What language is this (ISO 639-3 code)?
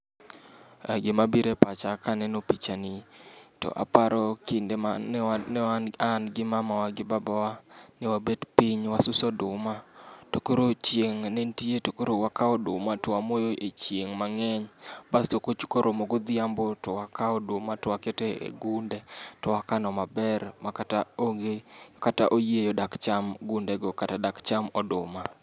luo